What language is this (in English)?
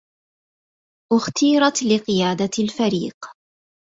Arabic